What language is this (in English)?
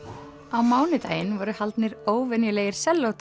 Icelandic